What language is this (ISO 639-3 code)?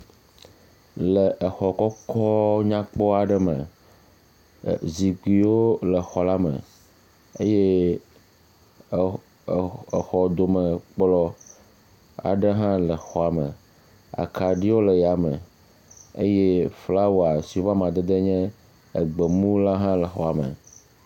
ewe